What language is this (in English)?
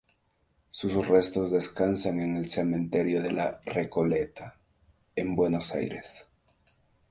Spanish